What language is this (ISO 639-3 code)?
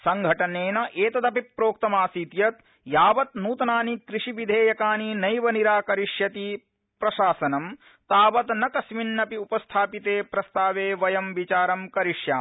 san